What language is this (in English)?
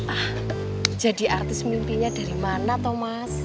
Indonesian